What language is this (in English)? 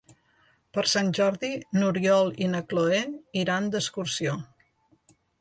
Catalan